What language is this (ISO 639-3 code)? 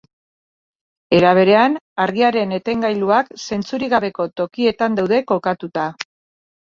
eus